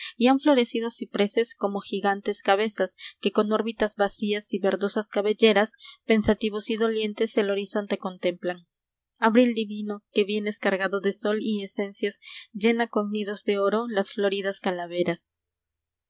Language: Spanish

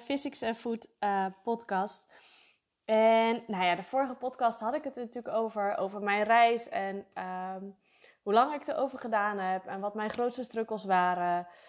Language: Dutch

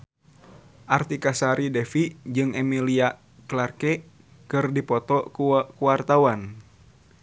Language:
Sundanese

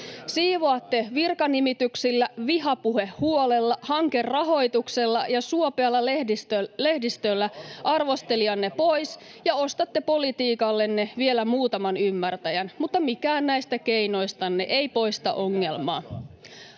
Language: Finnish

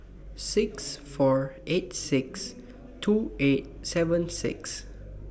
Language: English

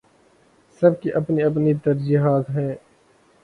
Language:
Urdu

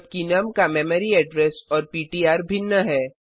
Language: Hindi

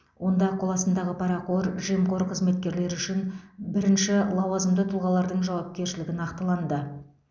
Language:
Kazakh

